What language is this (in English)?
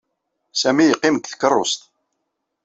Kabyle